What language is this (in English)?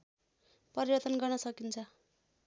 Nepali